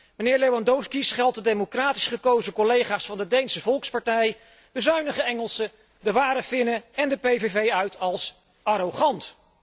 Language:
Dutch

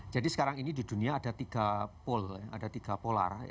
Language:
Indonesian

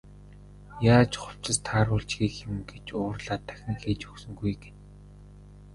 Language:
Mongolian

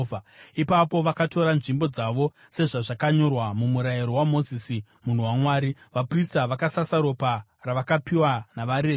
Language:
Shona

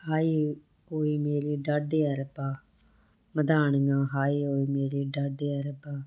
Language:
Punjabi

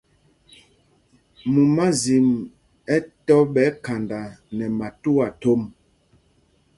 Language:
Mpumpong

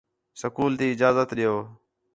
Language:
Khetrani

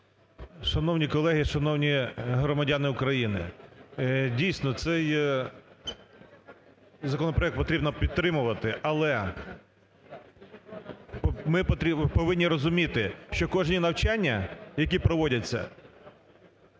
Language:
Ukrainian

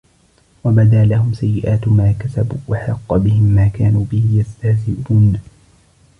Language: Arabic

